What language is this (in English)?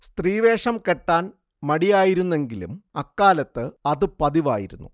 Malayalam